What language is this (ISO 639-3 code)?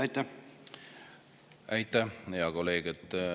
est